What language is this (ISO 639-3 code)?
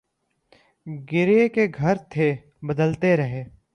urd